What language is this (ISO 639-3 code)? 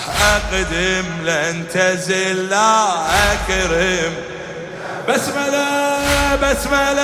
ara